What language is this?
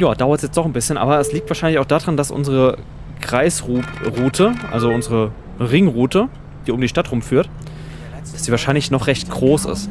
German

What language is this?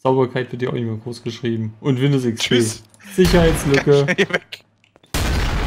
German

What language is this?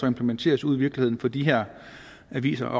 Danish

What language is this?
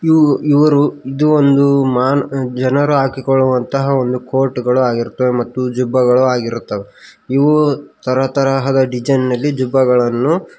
Kannada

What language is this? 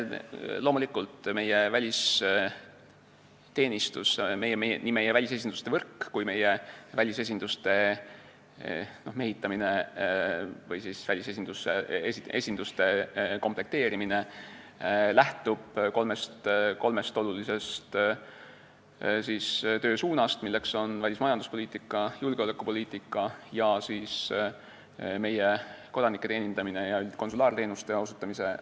Estonian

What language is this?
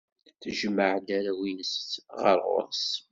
Kabyle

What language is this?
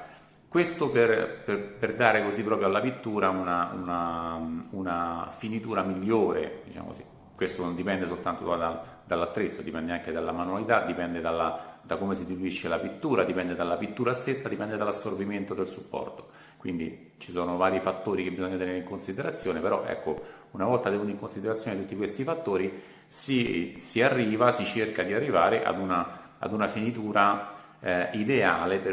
Italian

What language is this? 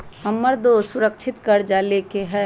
Magahi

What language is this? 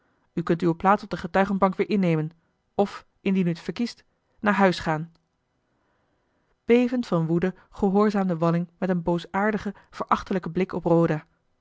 Dutch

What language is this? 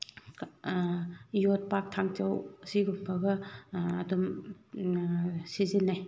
Manipuri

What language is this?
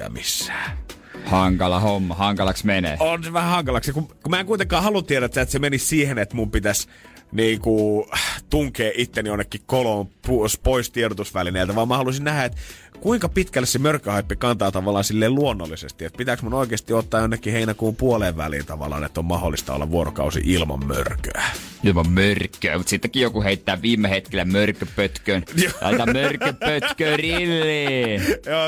Finnish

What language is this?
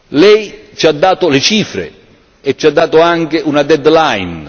Italian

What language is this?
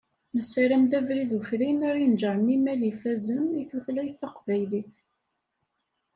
Kabyle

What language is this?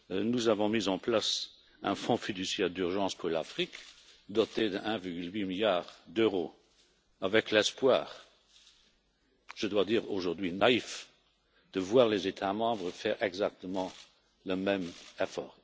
French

